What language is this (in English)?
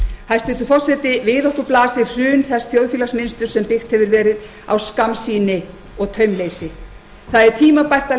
Icelandic